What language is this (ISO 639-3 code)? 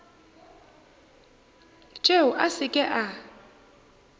nso